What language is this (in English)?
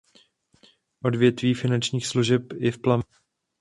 Czech